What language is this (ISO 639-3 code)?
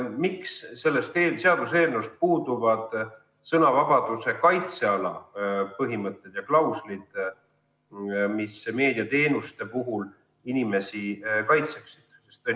est